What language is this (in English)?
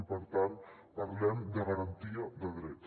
Catalan